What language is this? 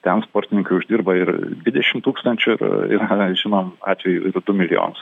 Lithuanian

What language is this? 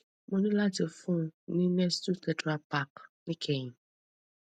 Yoruba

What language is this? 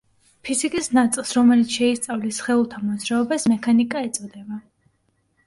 Georgian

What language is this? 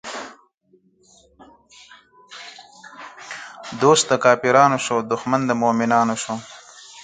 Pashto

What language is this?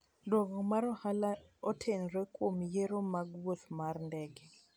Luo (Kenya and Tanzania)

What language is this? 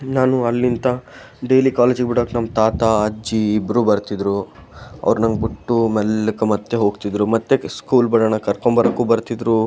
Kannada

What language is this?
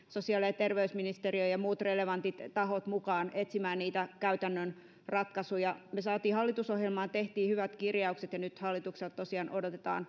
Finnish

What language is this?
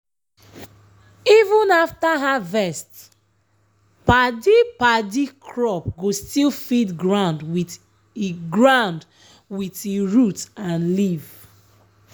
Nigerian Pidgin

